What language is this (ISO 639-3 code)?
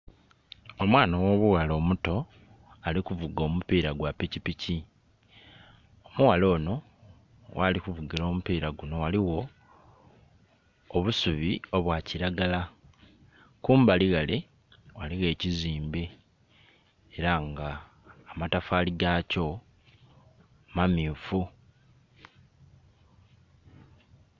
xog